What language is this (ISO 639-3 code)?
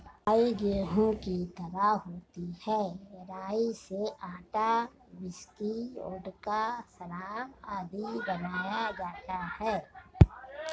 hin